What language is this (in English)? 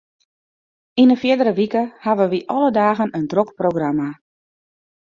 Western Frisian